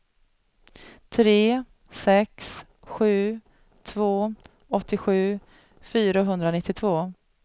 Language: Swedish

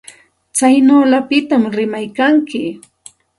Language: Santa Ana de Tusi Pasco Quechua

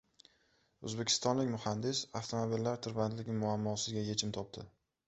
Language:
Uzbek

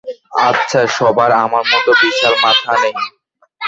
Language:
Bangla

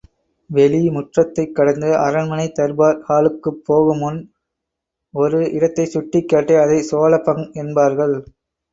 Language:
Tamil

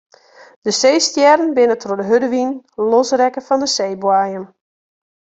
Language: Western Frisian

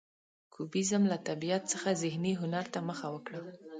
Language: Pashto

